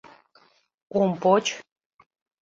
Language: Mari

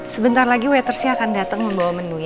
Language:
Indonesian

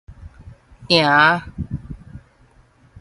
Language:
Min Nan Chinese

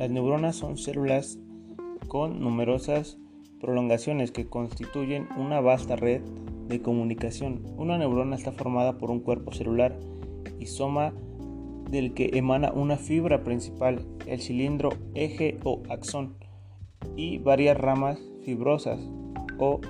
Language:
Spanish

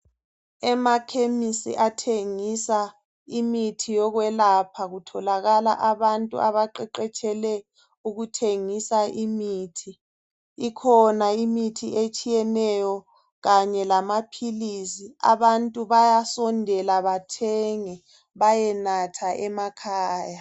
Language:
North Ndebele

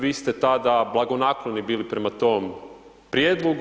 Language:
Croatian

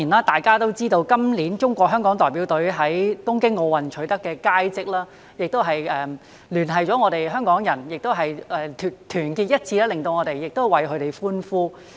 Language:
Cantonese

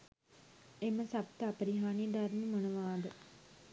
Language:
Sinhala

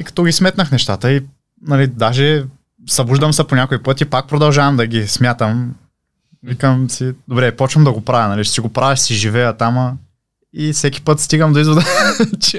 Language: Bulgarian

